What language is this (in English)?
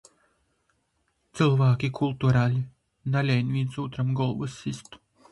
Latgalian